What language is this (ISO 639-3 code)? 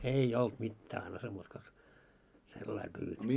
fin